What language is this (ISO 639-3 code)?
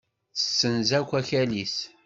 kab